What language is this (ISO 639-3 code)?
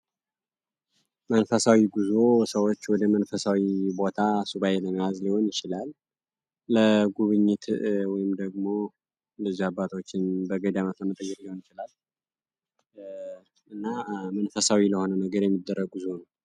amh